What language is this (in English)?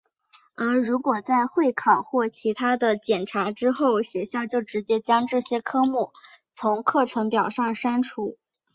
Chinese